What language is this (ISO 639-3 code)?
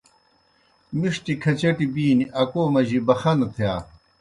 plk